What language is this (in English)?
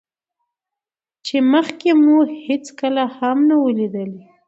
Pashto